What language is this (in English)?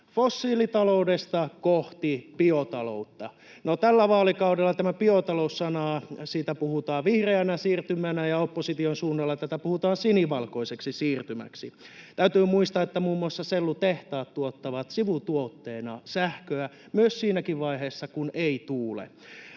Finnish